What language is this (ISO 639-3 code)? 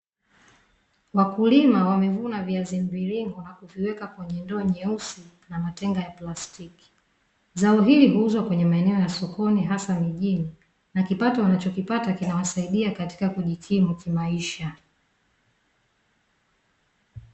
swa